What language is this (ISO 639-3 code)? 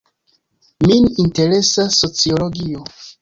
epo